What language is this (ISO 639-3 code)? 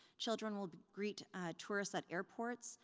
eng